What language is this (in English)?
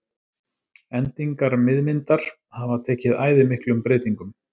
Icelandic